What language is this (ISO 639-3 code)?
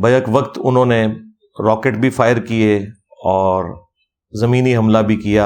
urd